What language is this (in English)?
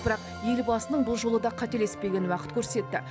Kazakh